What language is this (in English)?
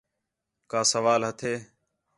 Khetrani